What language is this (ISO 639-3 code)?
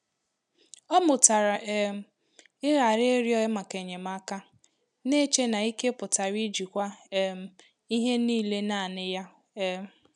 ibo